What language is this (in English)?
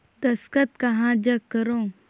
Chhattisgarhi